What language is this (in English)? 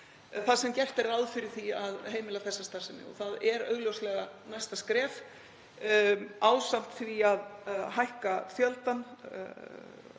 Icelandic